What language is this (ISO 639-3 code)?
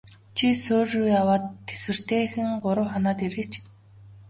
mon